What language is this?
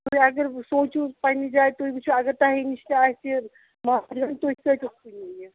Kashmiri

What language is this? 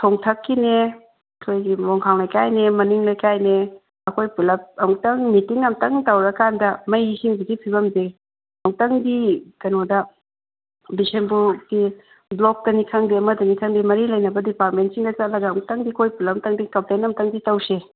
Manipuri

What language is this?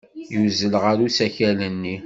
Kabyle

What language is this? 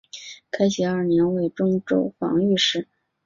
Chinese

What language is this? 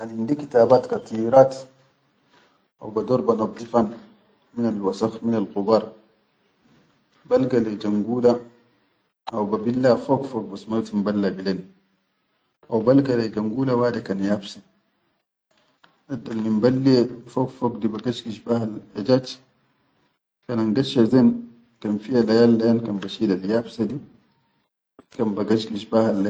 Chadian Arabic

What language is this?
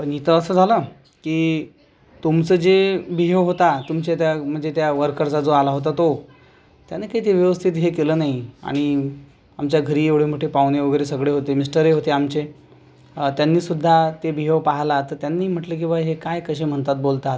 Marathi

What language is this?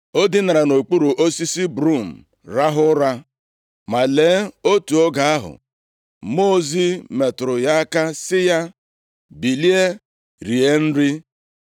Igbo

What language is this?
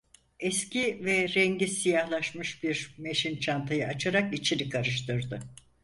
Turkish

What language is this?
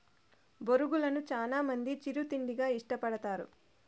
Telugu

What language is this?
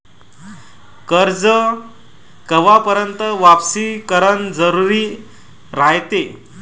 Marathi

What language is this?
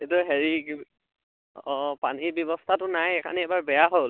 Assamese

